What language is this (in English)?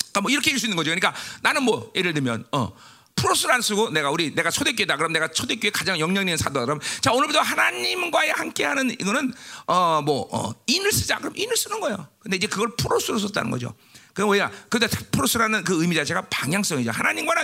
Korean